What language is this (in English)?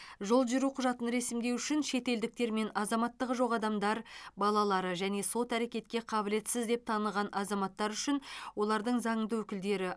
Kazakh